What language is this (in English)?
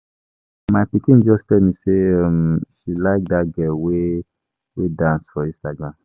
Nigerian Pidgin